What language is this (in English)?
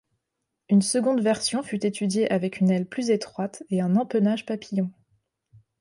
French